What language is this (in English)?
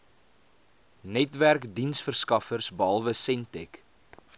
Afrikaans